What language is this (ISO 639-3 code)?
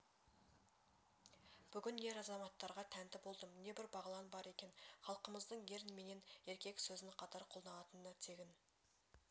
kaz